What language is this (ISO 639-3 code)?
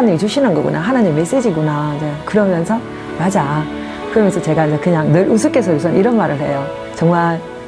kor